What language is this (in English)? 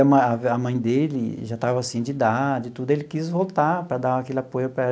Portuguese